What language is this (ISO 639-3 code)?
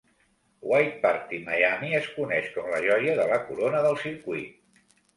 cat